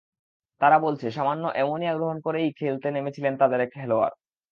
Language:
Bangla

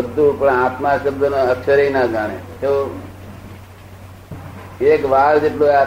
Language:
Gujarati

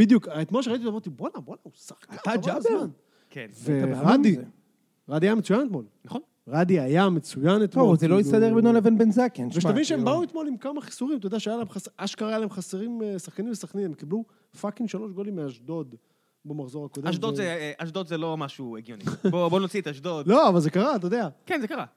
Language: Hebrew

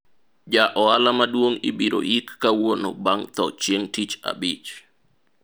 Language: Luo (Kenya and Tanzania)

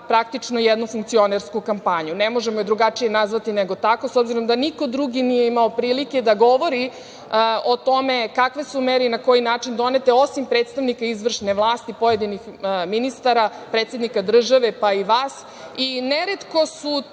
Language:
Serbian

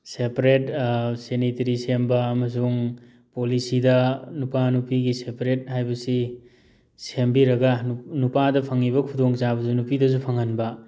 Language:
Manipuri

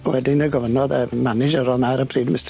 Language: Welsh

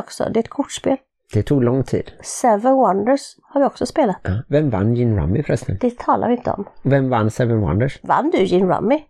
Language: Swedish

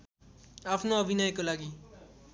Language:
Nepali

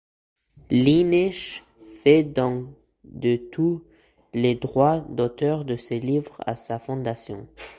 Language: French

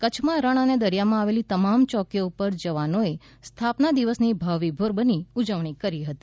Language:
Gujarati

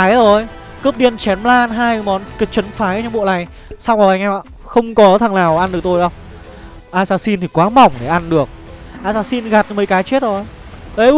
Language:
Vietnamese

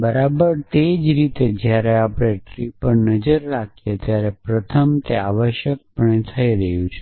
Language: Gujarati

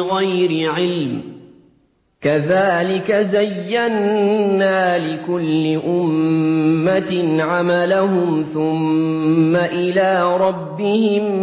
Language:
Arabic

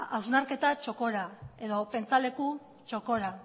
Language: Basque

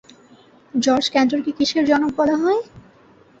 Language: Bangla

